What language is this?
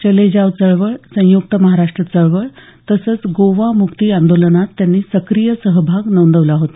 Marathi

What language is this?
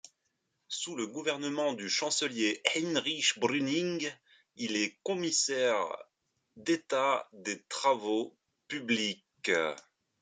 French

